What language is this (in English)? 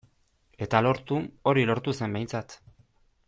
Basque